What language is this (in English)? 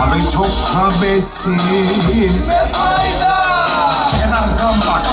Turkish